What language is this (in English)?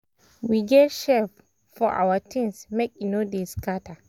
Nigerian Pidgin